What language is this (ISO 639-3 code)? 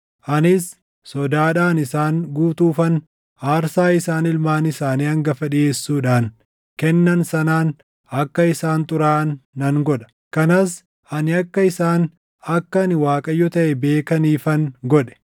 orm